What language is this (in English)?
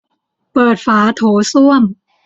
Thai